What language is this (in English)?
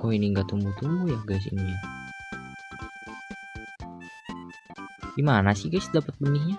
Indonesian